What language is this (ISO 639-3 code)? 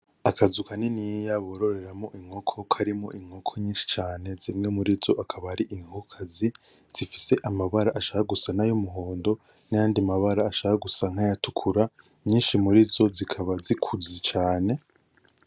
run